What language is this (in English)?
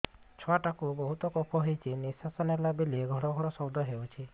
Odia